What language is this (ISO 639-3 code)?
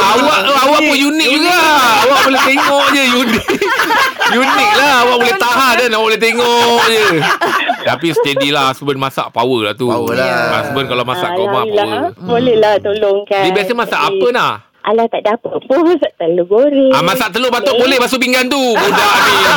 msa